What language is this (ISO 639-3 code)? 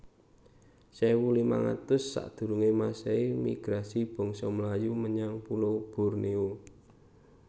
jav